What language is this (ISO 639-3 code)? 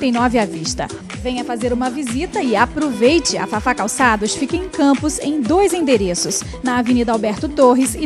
por